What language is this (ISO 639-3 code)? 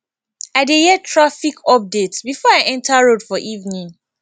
pcm